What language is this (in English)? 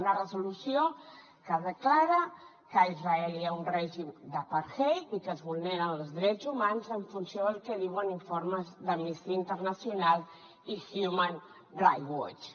Catalan